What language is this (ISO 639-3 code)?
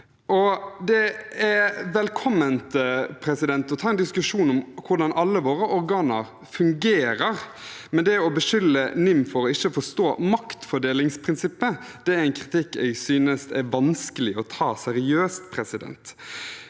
nor